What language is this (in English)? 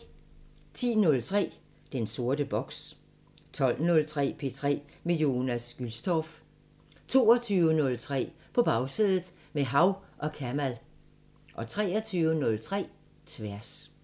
Danish